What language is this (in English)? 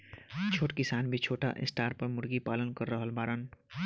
Bhojpuri